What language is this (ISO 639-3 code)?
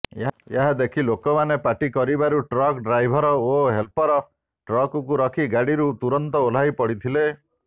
ori